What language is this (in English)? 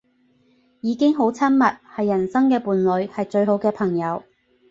Cantonese